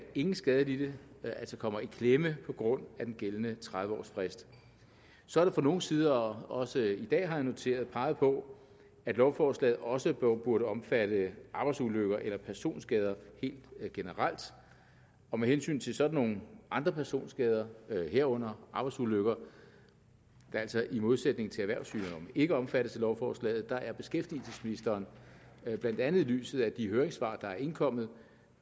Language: Danish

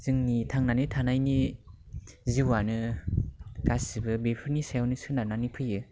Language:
Bodo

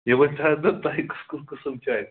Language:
Kashmiri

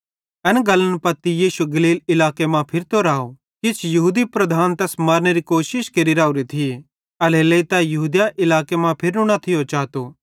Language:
Bhadrawahi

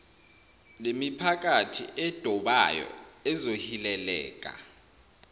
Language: Zulu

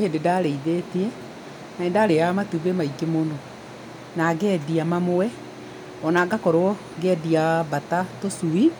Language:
Kikuyu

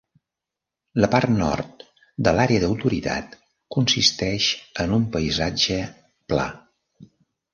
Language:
Catalan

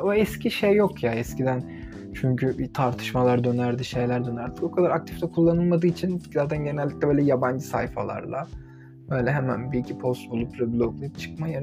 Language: Turkish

